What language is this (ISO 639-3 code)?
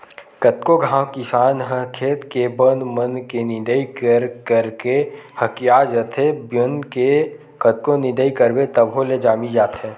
hne